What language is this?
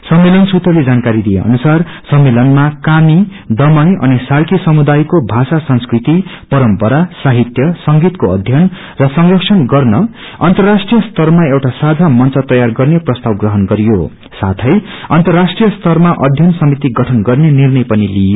Nepali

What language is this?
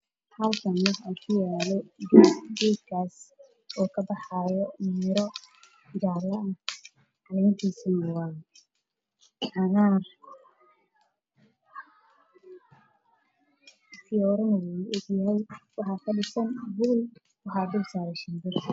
Somali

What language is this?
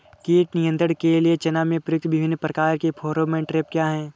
Hindi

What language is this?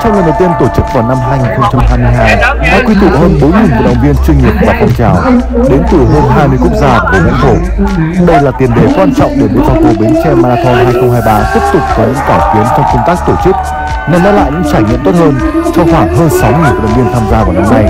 Vietnamese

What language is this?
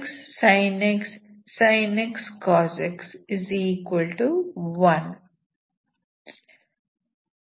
Kannada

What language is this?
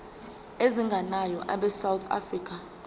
Zulu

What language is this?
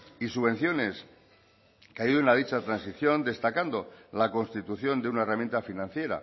Spanish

